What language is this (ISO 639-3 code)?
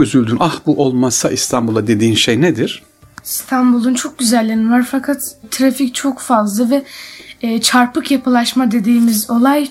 tur